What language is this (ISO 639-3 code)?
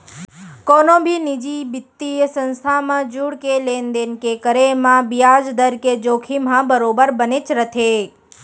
hne